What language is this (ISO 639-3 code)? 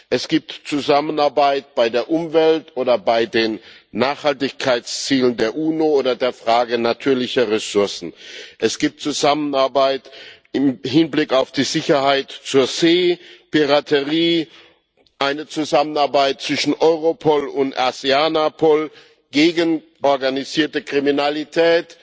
deu